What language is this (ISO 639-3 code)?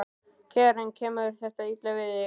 isl